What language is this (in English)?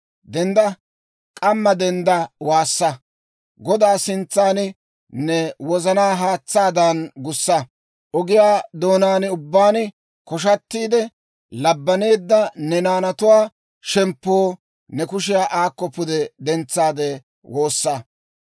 Dawro